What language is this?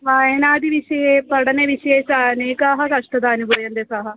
Sanskrit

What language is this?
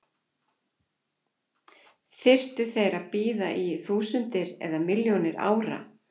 Icelandic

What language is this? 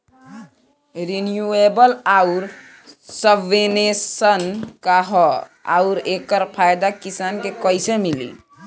Bhojpuri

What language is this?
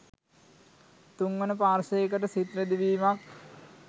Sinhala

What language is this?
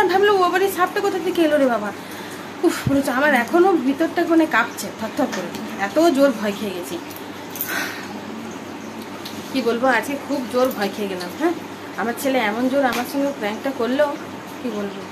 Bangla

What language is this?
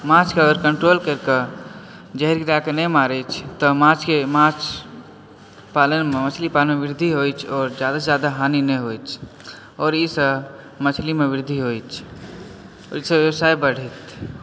Maithili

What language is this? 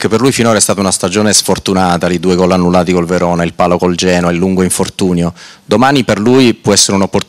Italian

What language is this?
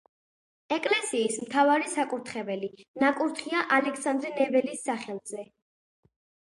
Georgian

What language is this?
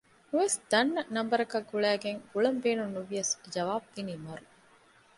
Divehi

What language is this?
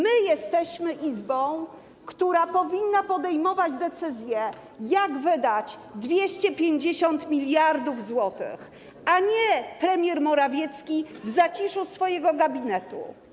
Polish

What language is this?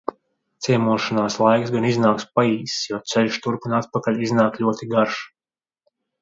Latvian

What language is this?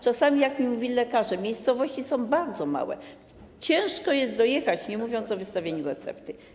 Polish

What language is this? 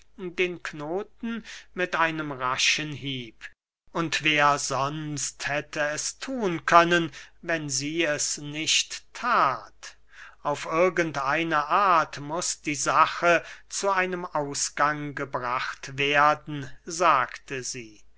German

